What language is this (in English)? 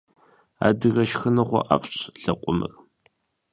Kabardian